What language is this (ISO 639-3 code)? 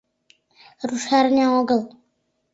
chm